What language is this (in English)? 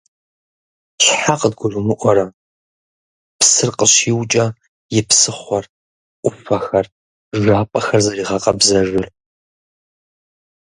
Kabardian